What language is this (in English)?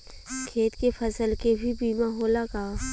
Bhojpuri